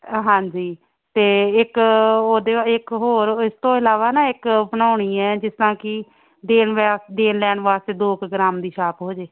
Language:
Punjabi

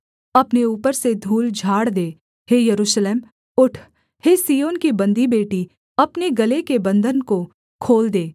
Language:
Hindi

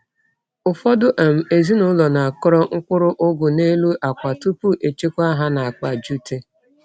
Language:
Igbo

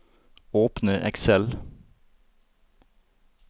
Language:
Norwegian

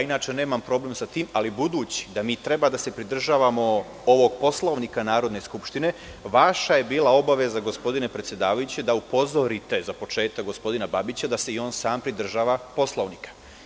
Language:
Serbian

